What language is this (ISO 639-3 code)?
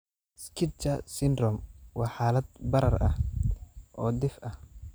som